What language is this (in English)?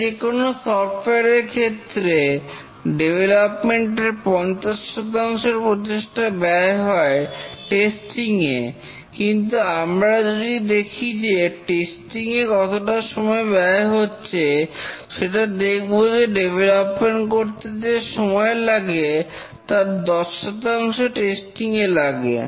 Bangla